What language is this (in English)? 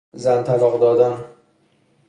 Persian